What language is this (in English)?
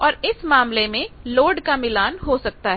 Hindi